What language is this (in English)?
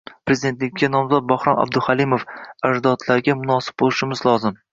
Uzbek